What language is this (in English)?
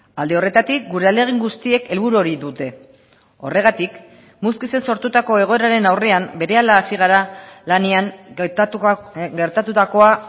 Basque